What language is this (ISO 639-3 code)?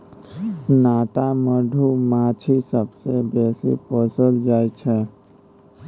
mai